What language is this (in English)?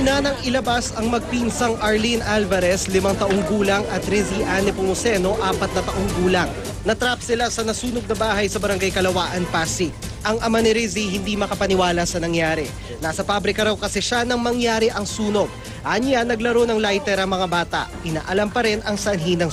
Filipino